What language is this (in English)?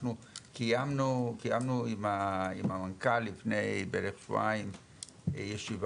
Hebrew